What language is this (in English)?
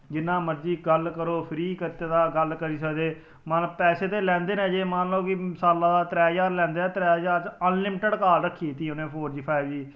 Dogri